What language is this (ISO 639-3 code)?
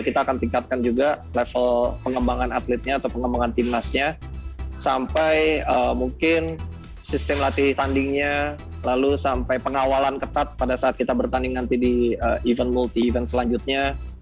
ind